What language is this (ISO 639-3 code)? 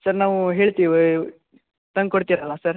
kan